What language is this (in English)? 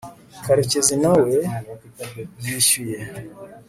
Kinyarwanda